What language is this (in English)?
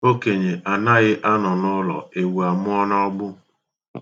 Igbo